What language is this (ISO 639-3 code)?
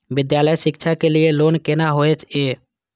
mai